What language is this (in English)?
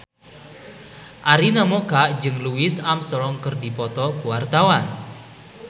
Sundanese